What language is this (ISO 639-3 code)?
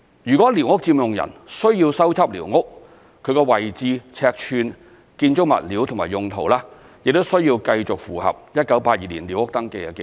yue